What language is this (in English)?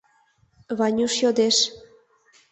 Mari